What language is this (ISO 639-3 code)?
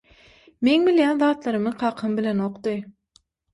tuk